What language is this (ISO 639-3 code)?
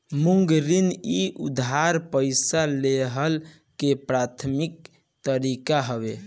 bho